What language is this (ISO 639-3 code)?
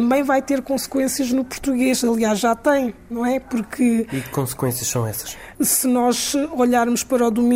por